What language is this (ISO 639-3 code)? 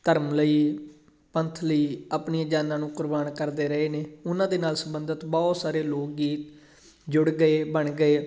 pan